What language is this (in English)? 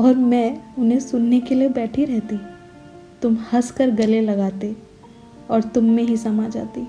Hindi